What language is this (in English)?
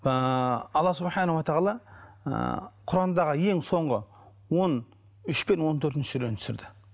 Kazakh